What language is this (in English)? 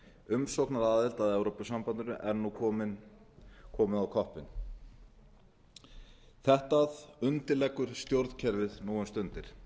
Icelandic